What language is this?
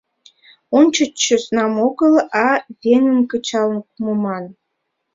Mari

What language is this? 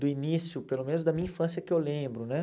Portuguese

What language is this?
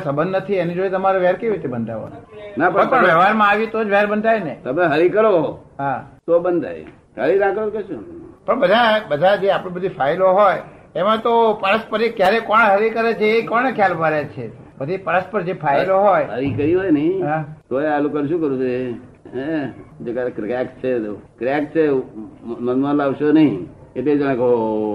Gujarati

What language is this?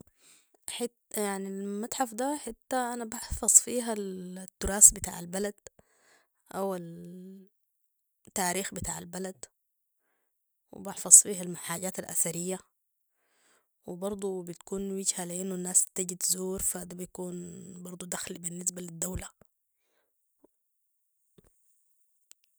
Sudanese Arabic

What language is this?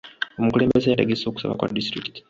Ganda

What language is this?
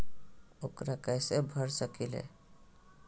Magahi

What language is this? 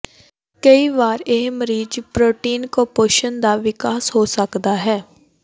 Punjabi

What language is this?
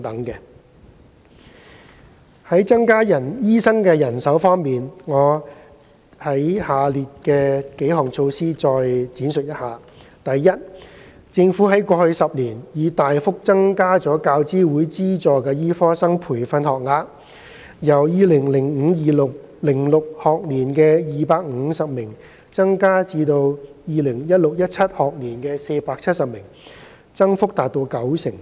Cantonese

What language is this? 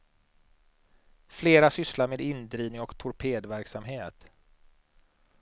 Swedish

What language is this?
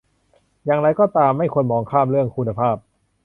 Thai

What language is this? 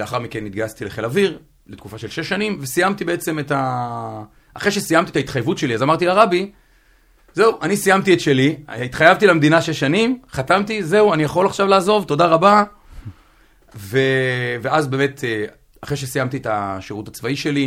Hebrew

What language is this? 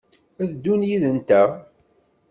Kabyle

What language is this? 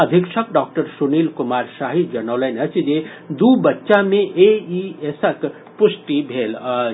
Maithili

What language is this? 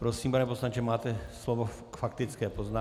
Czech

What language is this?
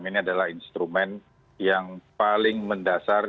Indonesian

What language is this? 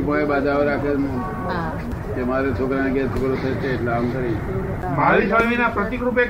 Gujarati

